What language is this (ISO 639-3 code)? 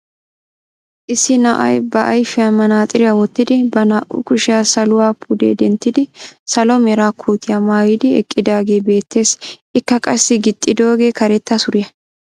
wal